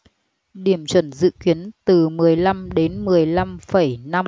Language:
Vietnamese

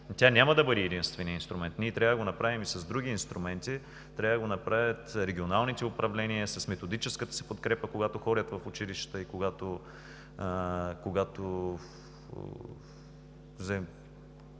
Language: Bulgarian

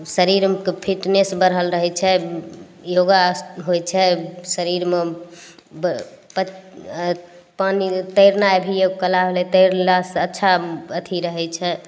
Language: Maithili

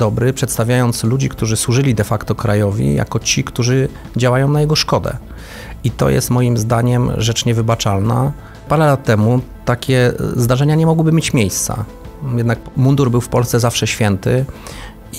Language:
Polish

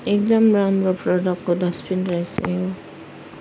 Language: Nepali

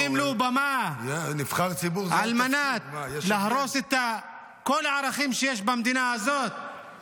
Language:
Hebrew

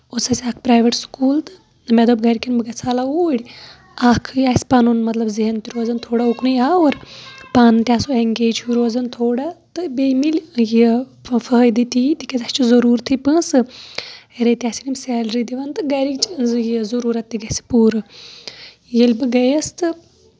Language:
Kashmiri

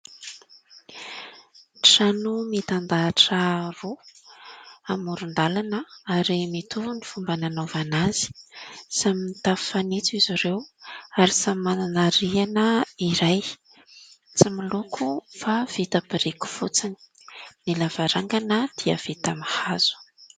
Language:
Malagasy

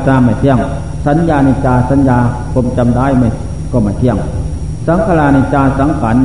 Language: Thai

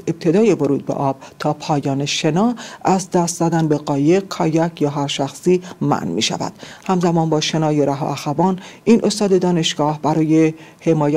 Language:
Persian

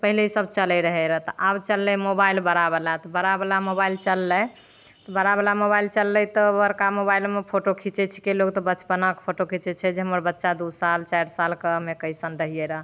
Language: Maithili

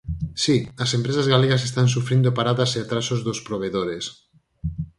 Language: Galician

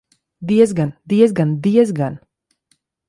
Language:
Latvian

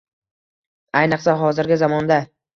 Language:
Uzbek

